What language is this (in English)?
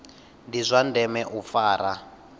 Venda